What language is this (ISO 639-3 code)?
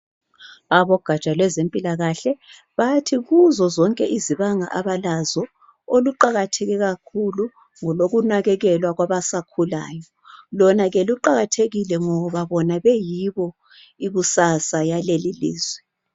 nde